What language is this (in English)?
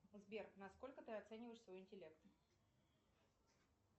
Russian